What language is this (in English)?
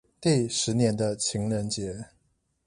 Chinese